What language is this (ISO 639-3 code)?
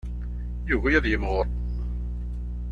kab